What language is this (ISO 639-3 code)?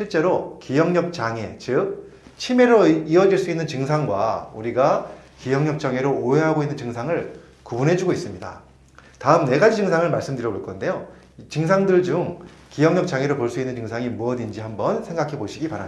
kor